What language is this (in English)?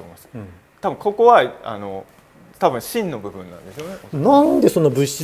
Japanese